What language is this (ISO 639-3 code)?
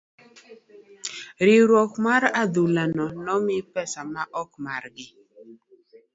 luo